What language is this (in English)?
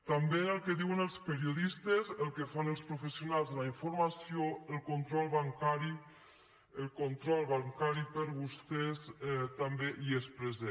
Catalan